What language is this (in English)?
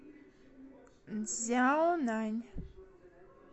Russian